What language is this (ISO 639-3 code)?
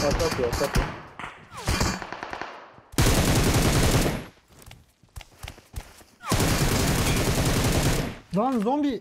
tur